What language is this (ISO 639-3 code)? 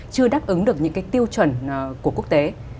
vie